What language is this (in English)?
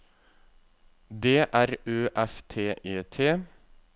Norwegian